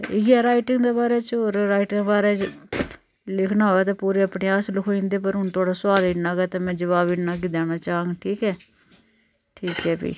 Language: Dogri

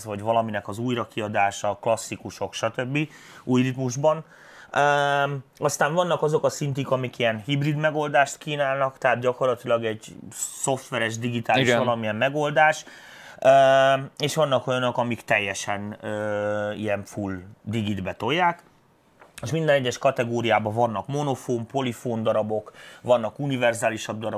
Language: Hungarian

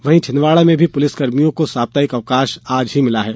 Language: Hindi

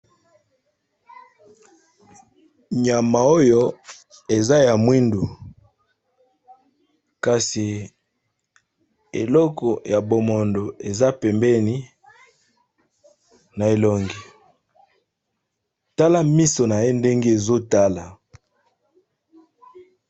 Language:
Lingala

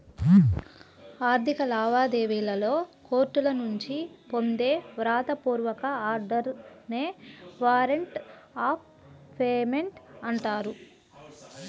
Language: Telugu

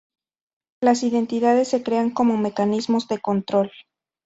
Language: Spanish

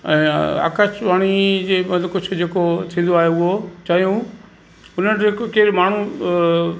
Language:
Sindhi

